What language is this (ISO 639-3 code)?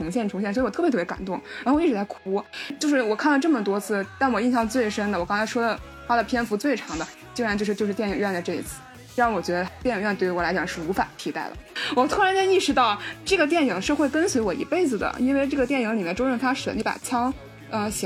zho